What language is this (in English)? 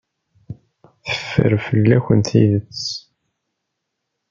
Kabyle